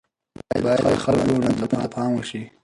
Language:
Pashto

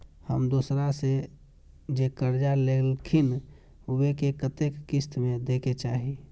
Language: Maithili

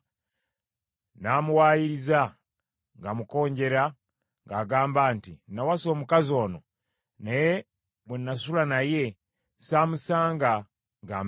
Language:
Ganda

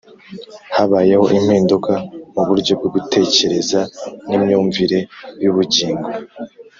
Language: Kinyarwanda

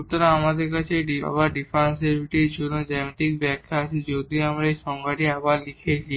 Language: Bangla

